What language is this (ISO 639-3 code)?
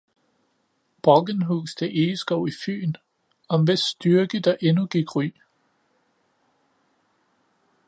dan